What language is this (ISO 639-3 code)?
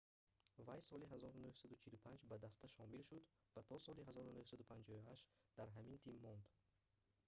tgk